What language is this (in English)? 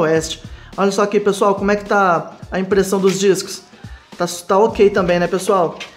Portuguese